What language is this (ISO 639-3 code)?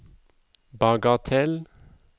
nor